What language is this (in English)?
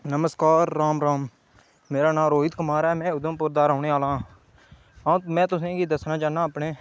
Dogri